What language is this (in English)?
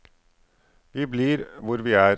Norwegian